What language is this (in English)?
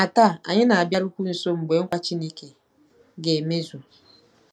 Igbo